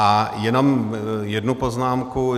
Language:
Czech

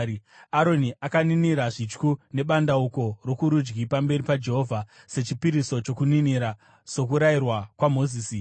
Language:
Shona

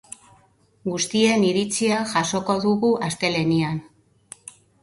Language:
Basque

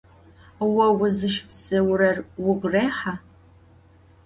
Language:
Adyghe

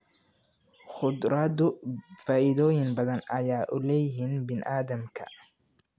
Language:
Somali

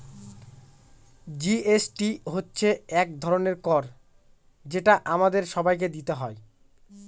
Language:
Bangla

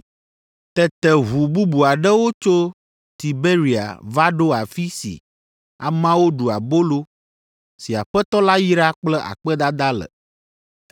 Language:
Ewe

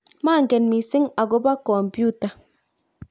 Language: Kalenjin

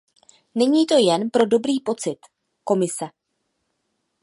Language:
Czech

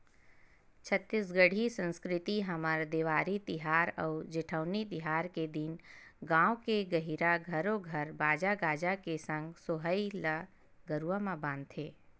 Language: Chhattisgarhi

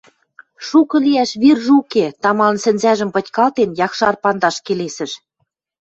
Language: Western Mari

